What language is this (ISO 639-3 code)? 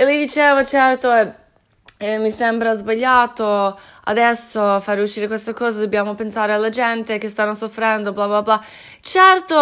ita